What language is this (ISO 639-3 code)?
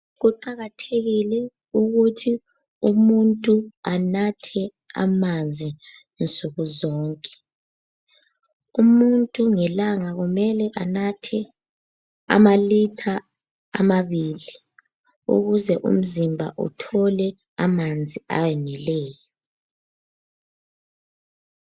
nde